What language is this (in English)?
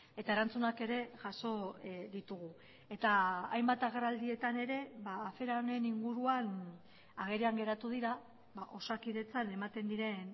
Basque